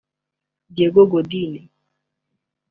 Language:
Kinyarwanda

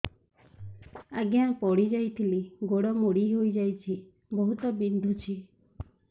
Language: Odia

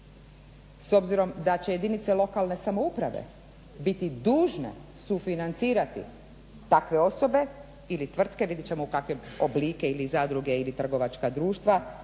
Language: Croatian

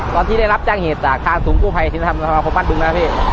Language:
Thai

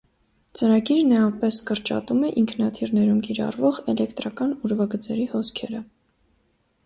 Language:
Armenian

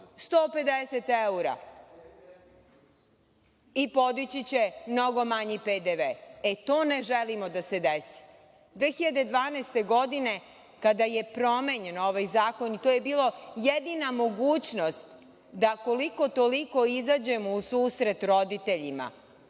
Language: Serbian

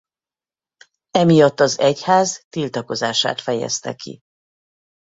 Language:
Hungarian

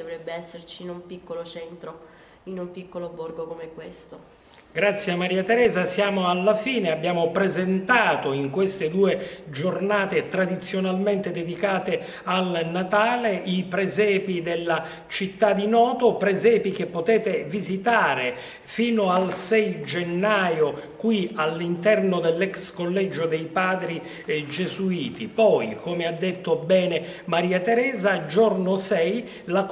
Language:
Italian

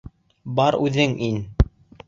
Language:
Bashkir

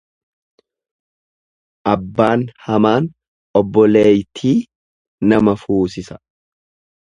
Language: Oromo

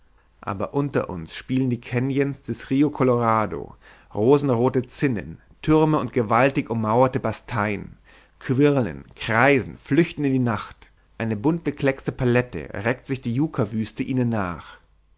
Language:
German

